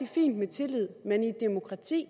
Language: Danish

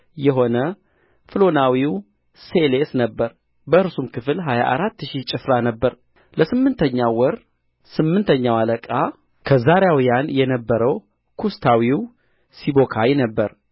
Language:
Amharic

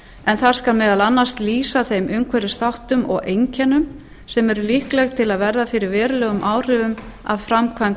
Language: Icelandic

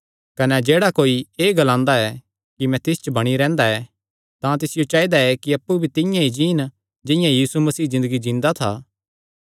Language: Kangri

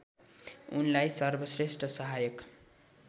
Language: Nepali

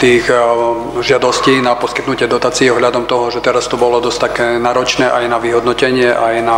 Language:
Slovak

